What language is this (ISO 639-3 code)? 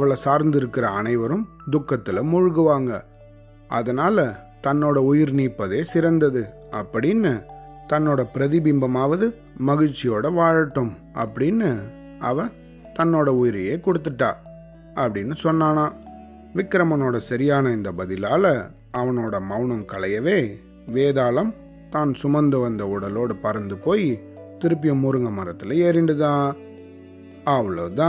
tam